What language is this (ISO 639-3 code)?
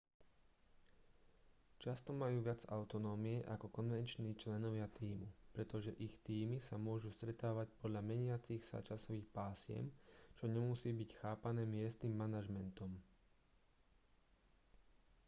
slk